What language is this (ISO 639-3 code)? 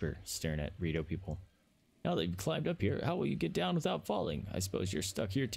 eng